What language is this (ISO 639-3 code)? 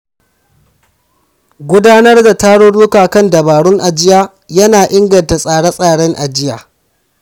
hau